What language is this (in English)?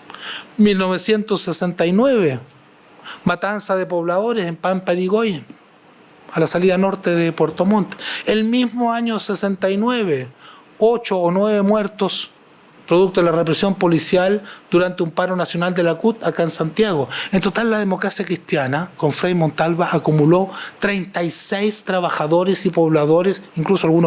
Spanish